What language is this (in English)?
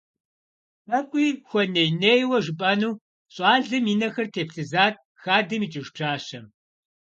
Kabardian